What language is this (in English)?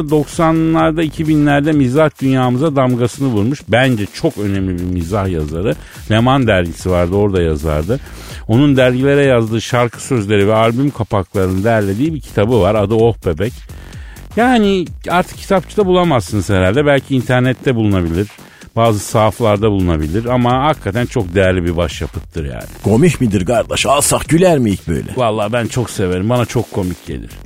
Turkish